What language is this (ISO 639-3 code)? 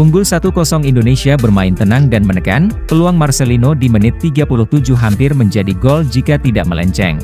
ind